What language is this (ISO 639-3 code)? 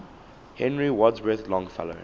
eng